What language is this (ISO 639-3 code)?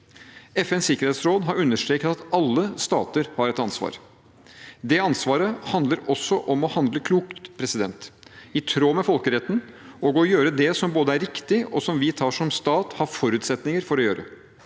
nor